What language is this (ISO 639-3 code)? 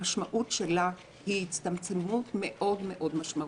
heb